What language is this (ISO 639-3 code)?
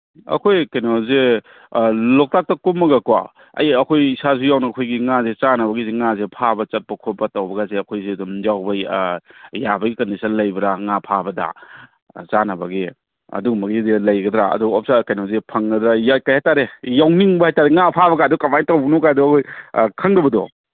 mni